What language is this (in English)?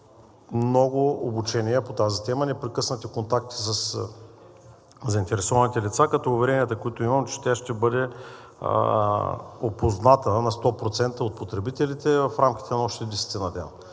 Bulgarian